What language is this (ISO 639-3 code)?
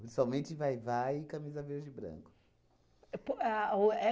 por